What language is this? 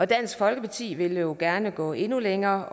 Danish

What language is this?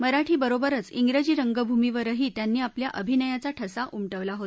Marathi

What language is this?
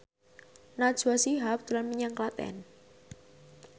Javanese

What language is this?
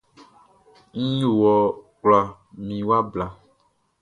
Baoulé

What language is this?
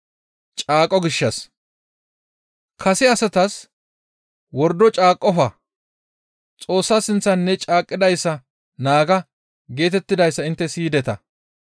Gamo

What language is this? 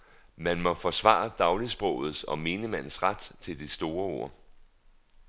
Danish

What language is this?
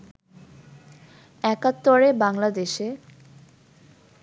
Bangla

